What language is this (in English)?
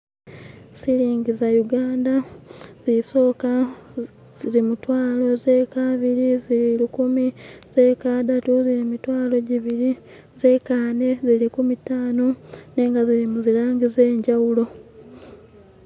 Masaaba